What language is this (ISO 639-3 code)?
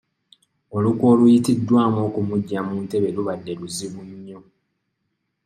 lug